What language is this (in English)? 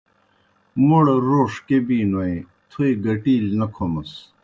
Kohistani Shina